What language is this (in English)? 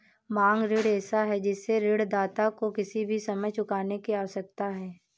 Hindi